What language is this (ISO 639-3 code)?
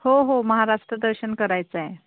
mar